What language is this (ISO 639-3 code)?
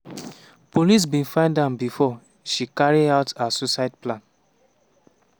pcm